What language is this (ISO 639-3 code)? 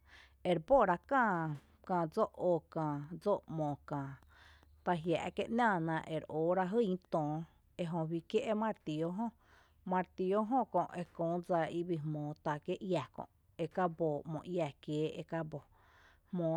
cte